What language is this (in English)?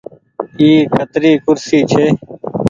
Goaria